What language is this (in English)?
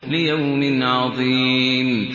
Arabic